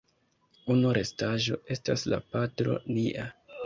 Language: Esperanto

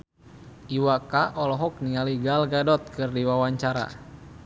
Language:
Sundanese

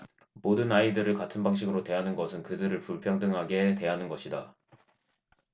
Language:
Korean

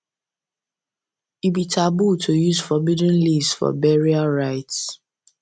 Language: Nigerian Pidgin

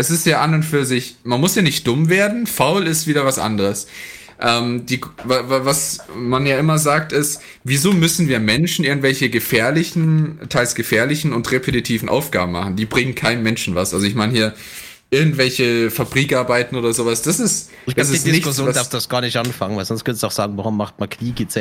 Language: German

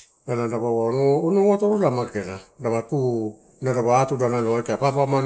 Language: Torau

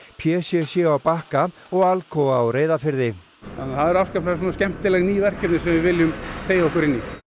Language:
Icelandic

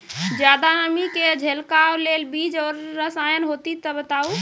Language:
Maithili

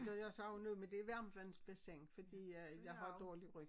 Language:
Danish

